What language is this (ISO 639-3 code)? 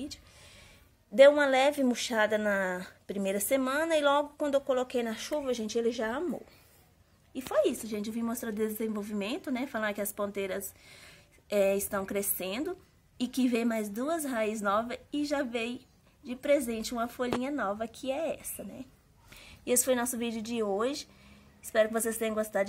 por